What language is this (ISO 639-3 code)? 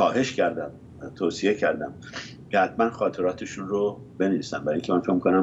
fas